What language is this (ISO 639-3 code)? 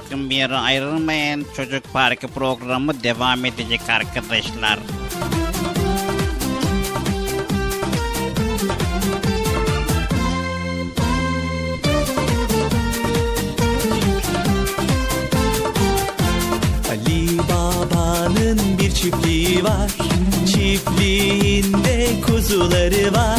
tur